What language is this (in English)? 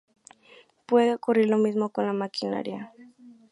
Spanish